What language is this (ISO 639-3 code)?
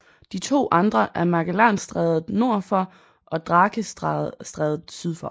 dan